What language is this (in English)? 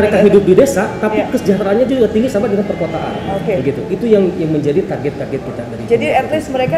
Indonesian